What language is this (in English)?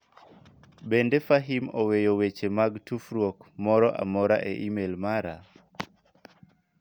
Luo (Kenya and Tanzania)